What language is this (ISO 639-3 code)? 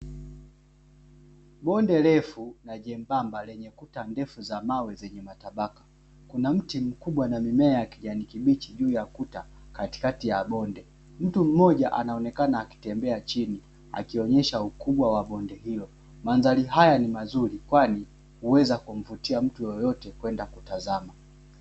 swa